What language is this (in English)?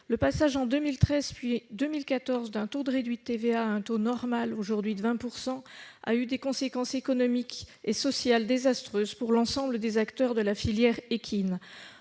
French